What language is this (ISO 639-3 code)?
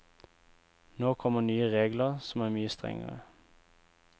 nor